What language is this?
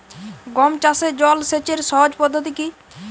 Bangla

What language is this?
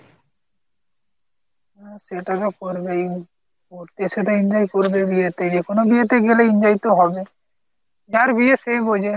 Bangla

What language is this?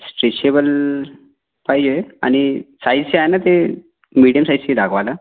Marathi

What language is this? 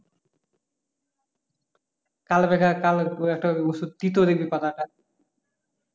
Bangla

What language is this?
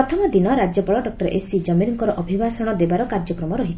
Odia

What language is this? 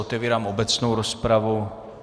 Czech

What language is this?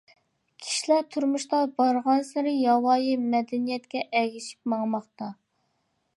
Uyghur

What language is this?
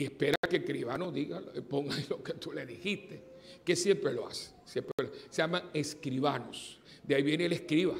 Spanish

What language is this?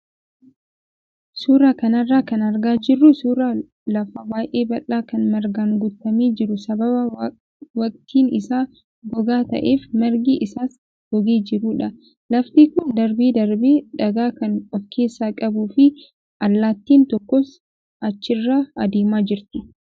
Oromo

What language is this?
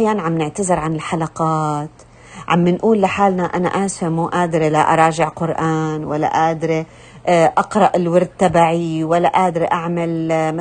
Arabic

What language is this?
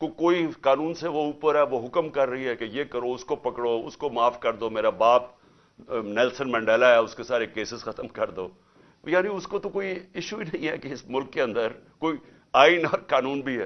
Urdu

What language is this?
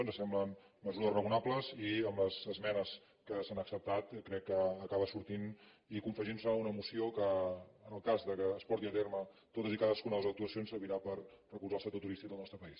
Catalan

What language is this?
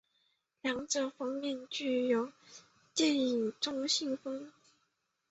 Chinese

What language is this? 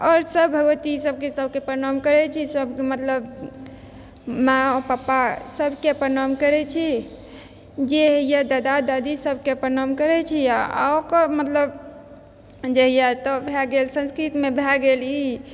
Maithili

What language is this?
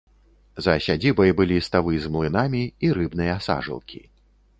Belarusian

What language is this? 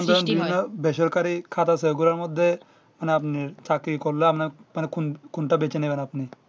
Bangla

